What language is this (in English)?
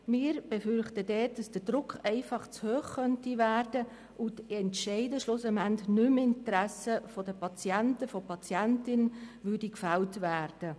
Swiss German